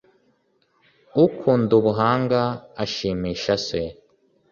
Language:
Kinyarwanda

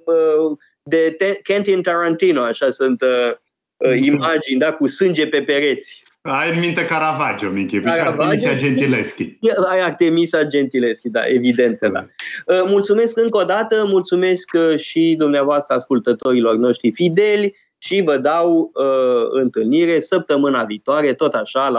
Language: Romanian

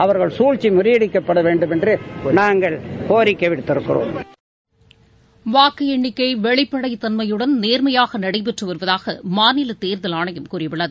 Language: Tamil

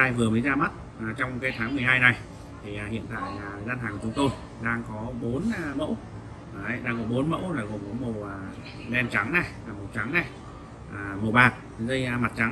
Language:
Vietnamese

